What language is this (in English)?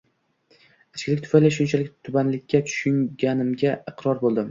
Uzbek